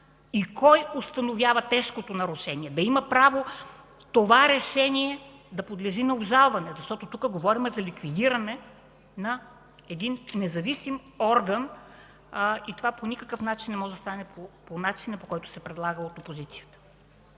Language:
Bulgarian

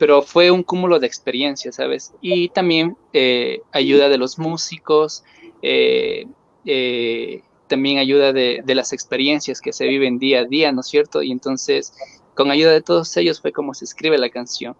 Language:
Spanish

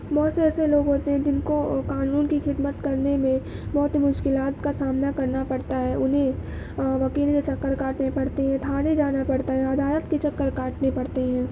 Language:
Urdu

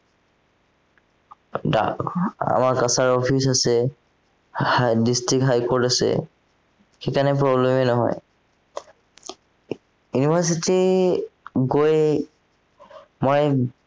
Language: Assamese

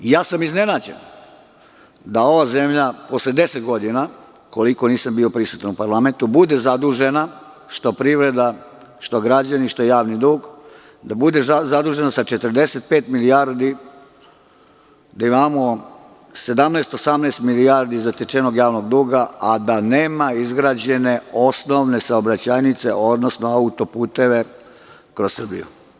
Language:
Serbian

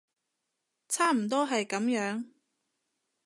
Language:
Cantonese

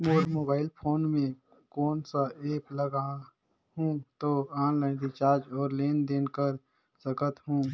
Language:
Chhattisgarhi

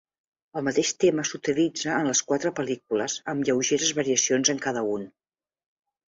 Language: Catalan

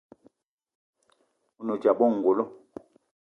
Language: Eton (Cameroon)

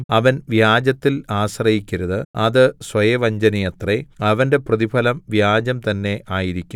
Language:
Malayalam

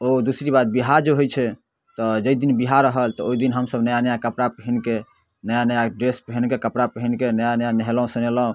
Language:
Maithili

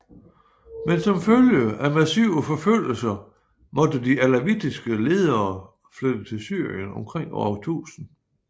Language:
Danish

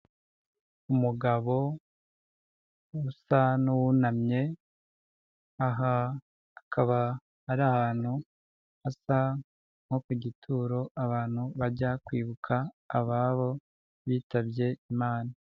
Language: Kinyarwanda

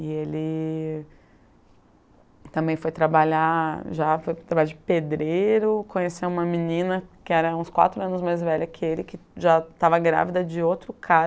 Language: Portuguese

